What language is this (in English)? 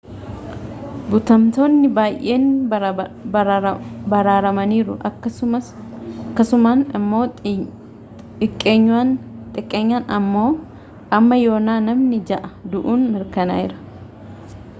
Oromo